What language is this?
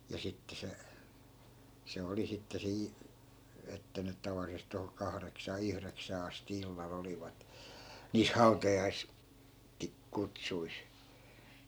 Finnish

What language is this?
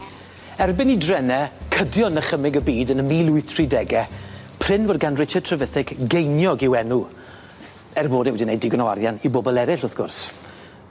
Welsh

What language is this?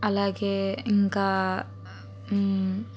Telugu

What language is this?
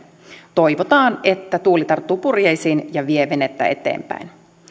Finnish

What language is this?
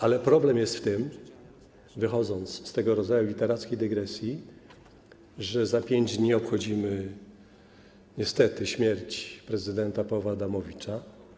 Polish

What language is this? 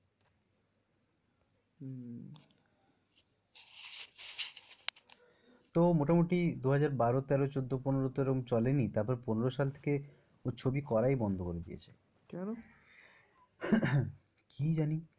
Bangla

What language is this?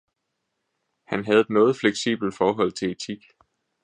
Danish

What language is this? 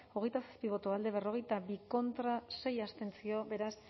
Basque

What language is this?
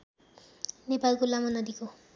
Nepali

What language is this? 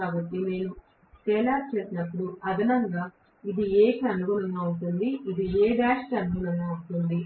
Telugu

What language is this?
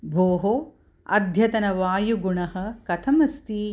Sanskrit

